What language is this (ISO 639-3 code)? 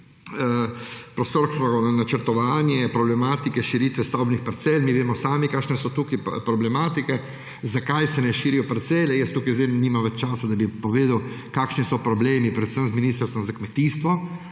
slv